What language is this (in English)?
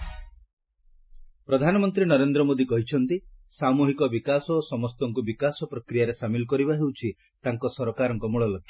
Odia